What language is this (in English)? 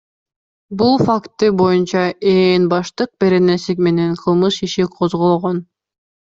Kyrgyz